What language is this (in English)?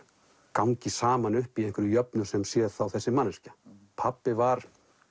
Icelandic